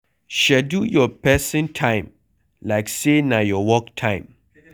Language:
Nigerian Pidgin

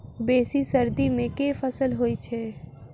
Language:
Maithili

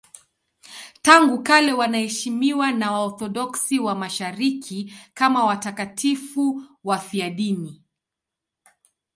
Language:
Swahili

